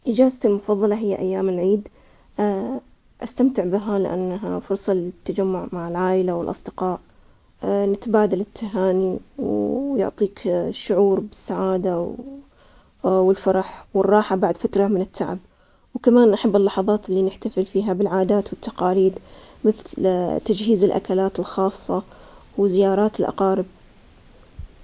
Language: Omani Arabic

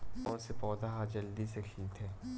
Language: Chhattisgarhi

